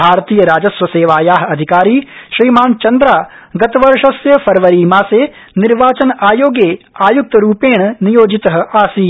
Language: Sanskrit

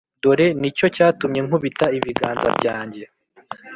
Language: Kinyarwanda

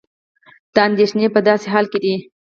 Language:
Pashto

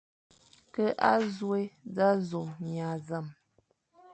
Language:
Fang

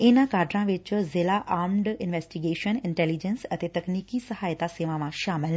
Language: Punjabi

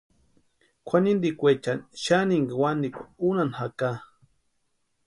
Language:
Western Highland Purepecha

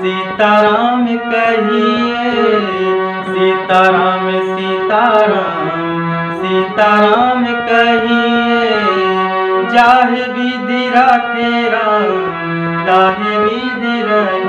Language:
Arabic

